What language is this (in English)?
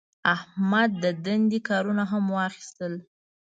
Pashto